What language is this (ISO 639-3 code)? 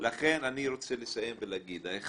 heb